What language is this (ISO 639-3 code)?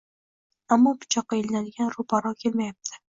uzb